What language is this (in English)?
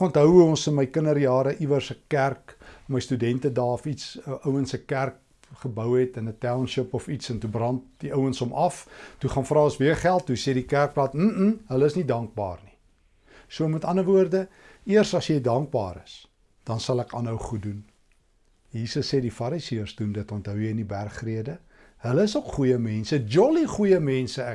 Dutch